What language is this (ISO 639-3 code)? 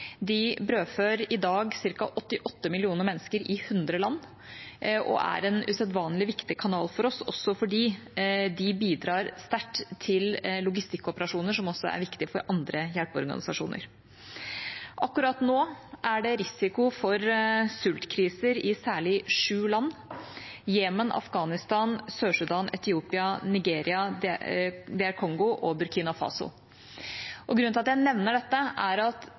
nob